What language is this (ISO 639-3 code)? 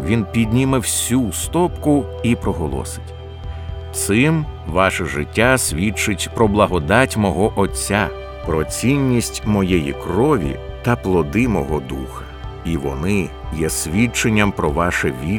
ukr